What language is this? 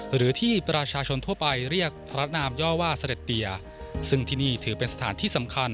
Thai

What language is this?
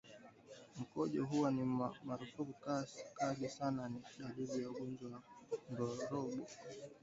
Swahili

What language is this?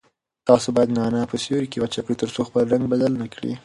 Pashto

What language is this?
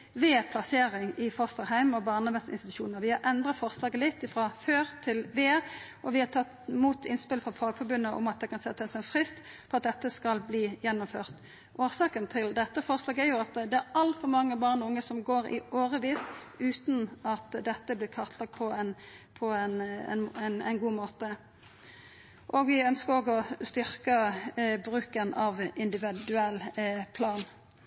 Norwegian Nynorsk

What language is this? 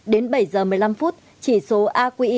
Vietnamese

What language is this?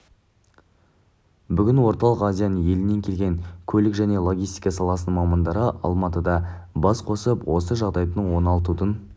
Kazakh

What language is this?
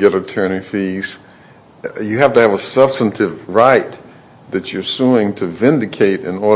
English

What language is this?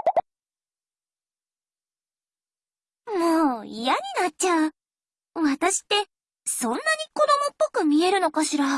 Japanese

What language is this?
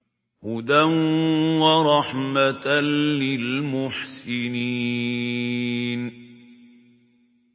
Arabic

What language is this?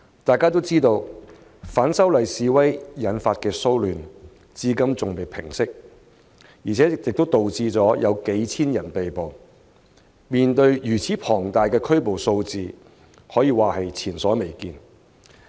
Cantonese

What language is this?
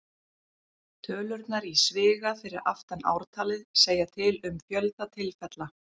Icelandic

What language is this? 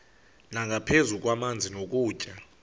Xhosa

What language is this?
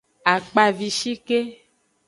Aja (Benin)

